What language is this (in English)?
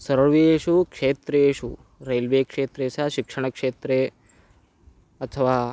Sanskrit